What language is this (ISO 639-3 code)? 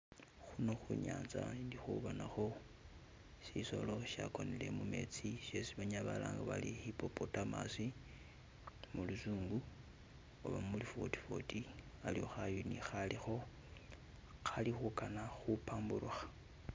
myx